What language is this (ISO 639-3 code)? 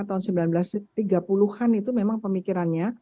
ind